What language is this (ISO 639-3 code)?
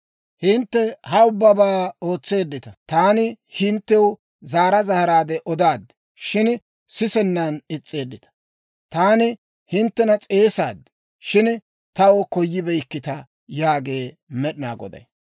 dwr